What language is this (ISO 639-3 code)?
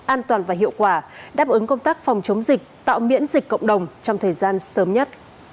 vie